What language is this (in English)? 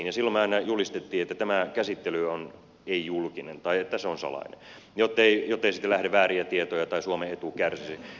Finnish